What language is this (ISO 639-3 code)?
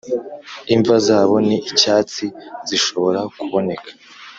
kin